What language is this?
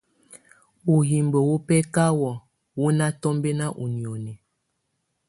Tunen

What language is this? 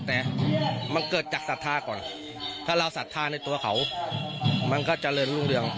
Thai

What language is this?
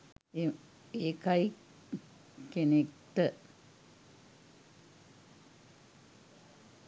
Sinhala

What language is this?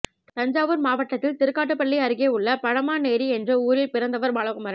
Tamil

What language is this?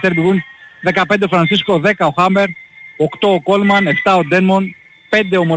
Greek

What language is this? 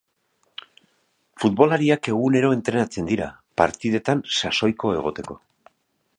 Basque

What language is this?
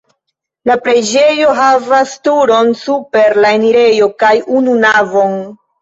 Esperanto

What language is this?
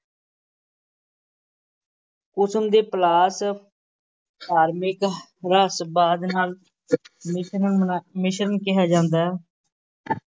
Punjabi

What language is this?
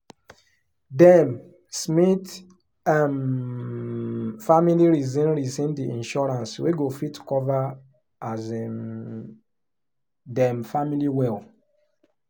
Nigerian Pidgin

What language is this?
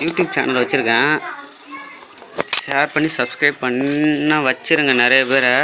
Tamil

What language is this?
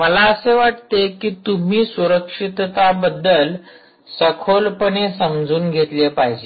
Marathi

